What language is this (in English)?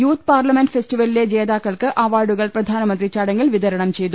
Malayalam